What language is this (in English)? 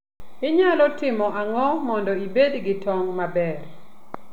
Luo (Kenya and Tanzania)